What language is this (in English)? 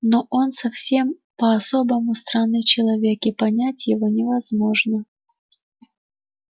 Russian